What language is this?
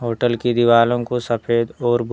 Hindi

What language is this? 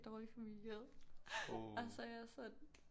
Danish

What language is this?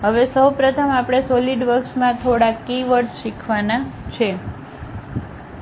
Gujarati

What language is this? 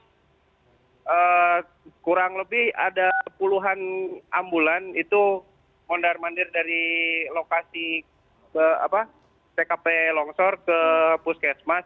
Indonesian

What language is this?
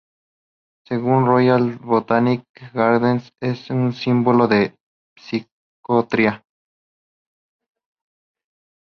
Spanish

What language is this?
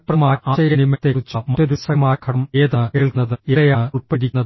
Malayalam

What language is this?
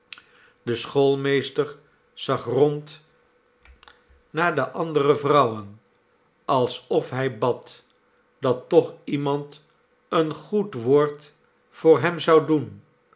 Dutch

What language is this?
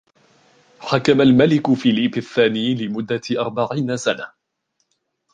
Arabic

